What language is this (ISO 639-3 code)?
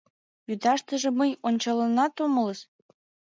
chm